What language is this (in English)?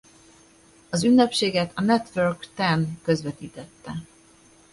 Hungarian